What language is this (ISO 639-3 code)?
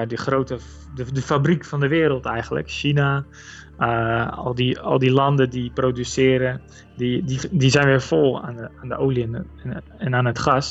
nld